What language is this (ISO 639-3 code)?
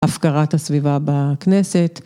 heb